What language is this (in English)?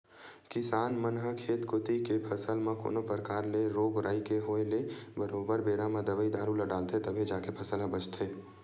Chhattisgarhi